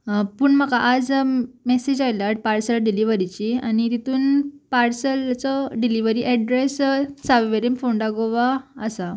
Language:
Konkani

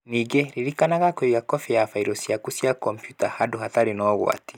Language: Kikuyu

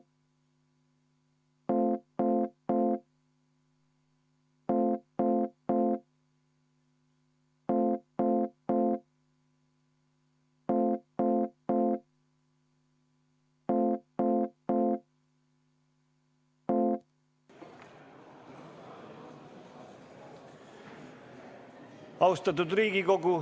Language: Estonian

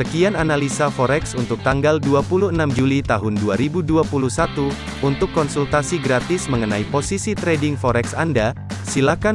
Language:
Indonesian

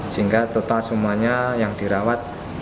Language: Indonesian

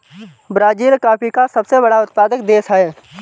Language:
Hindi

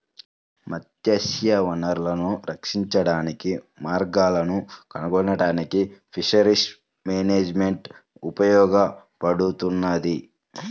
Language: Telugu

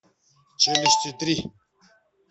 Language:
Russian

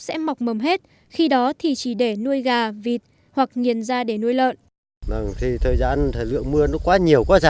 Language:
Vietnamese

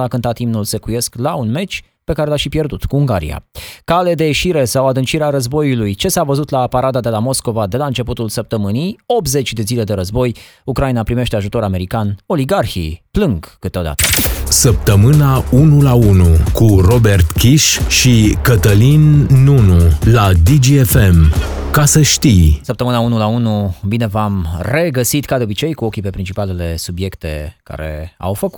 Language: Romanian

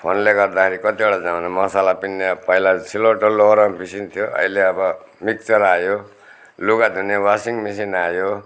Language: Nepali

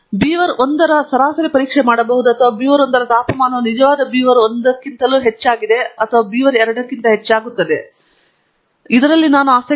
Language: Kannada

